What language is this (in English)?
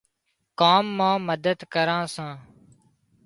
Wadiyara Koli